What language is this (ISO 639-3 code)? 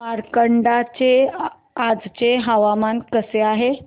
mar